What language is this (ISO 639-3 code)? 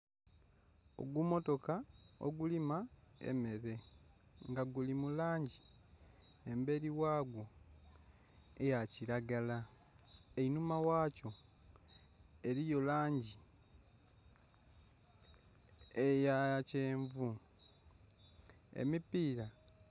xog